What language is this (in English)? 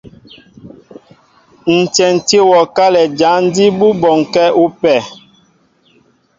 Mbo (Cameroon)